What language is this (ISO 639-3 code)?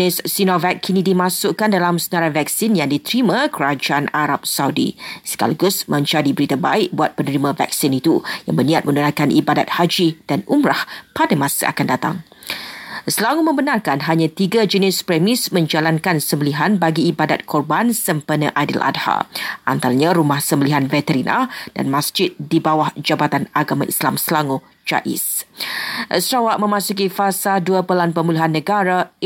msa